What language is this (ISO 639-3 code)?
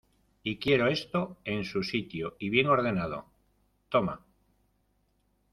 spa